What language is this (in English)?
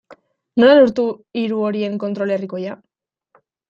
Basque